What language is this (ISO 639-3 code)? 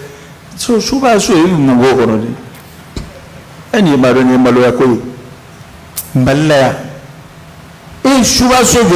ara